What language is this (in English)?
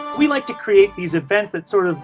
English